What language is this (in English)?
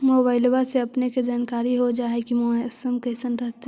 Magahi